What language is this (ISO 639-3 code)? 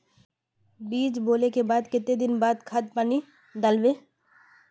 mag